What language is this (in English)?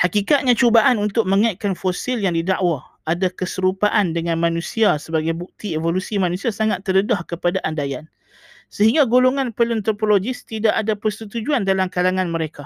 Malay